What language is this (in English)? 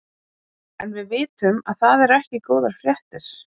Icelandic